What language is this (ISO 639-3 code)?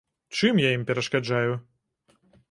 bel